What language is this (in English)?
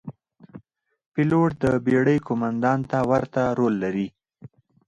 Pashto